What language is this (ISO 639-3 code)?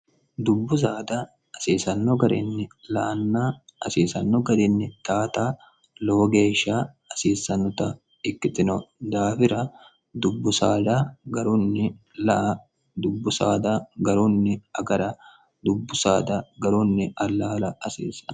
sid